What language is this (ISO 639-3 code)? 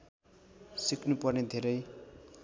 nep